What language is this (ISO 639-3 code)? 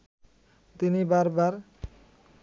ben